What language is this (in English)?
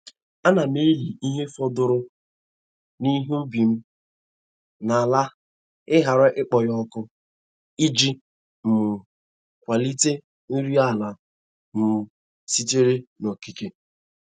Igbo